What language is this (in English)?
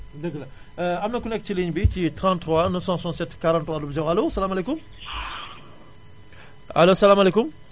Wolof